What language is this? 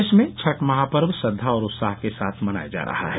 Hindi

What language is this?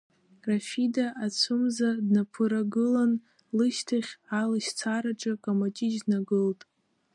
Abkhazian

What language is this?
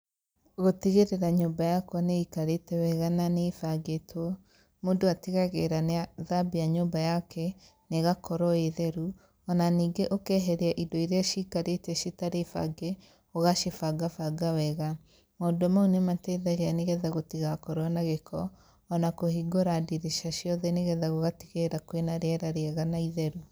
Kikuyu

